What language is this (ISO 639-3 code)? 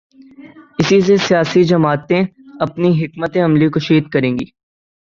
urd